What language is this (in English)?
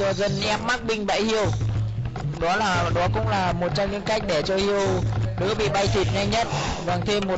Vietnamese